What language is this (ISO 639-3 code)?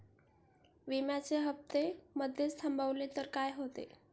mar